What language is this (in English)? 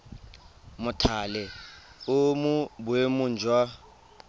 Tswana